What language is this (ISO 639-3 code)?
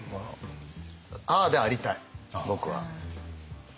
jpn